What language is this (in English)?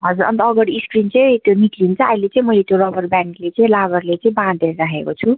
Nepali